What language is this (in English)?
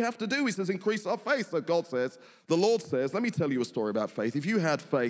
English